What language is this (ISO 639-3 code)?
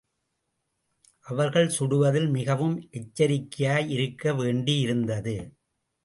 tam